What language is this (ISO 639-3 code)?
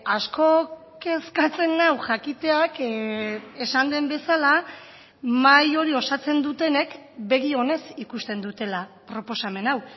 eus